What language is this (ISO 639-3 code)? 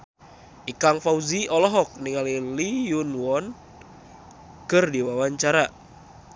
sun